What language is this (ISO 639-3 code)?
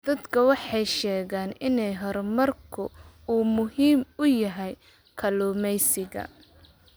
som